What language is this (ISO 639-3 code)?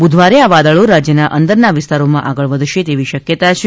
guj